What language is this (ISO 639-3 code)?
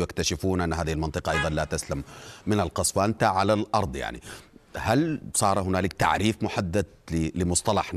ara